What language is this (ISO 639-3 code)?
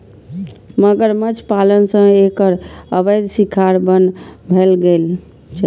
mai